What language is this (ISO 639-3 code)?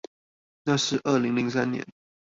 zho